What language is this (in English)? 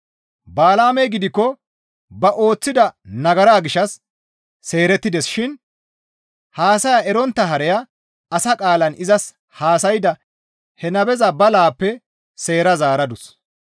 Gamo